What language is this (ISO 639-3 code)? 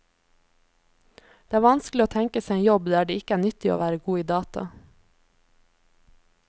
nor